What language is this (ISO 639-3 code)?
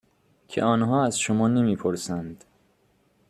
fas